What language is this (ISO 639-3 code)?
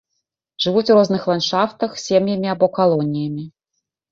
bel